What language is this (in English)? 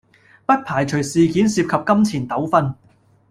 Cantonese